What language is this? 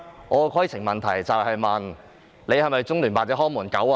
Cantonese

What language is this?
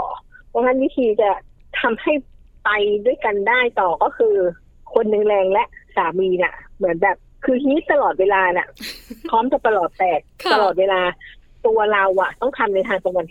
Thai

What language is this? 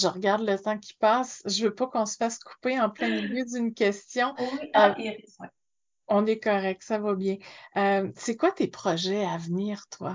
French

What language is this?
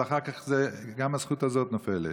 Hebrew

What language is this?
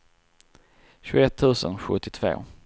Swedish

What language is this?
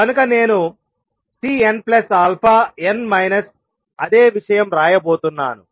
Telugu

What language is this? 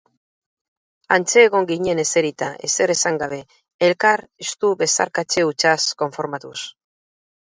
Basque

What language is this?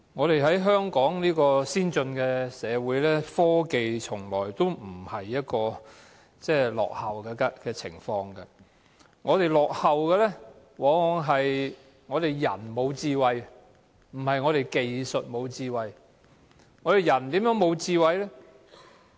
Cantonese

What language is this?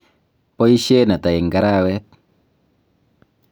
Kalenjin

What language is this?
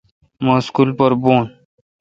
Kalkoti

